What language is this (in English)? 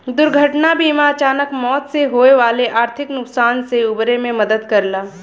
Bhojpuri